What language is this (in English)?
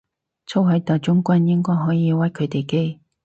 Cantonese